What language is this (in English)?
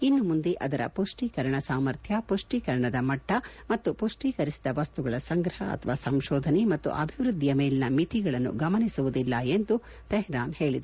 Kannada